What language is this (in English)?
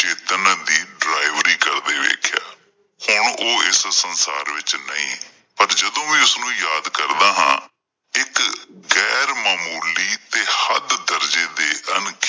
Punjabi